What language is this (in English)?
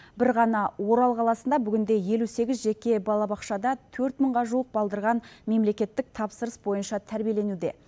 Kazakh